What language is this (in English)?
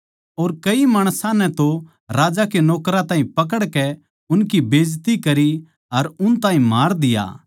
Haryanvi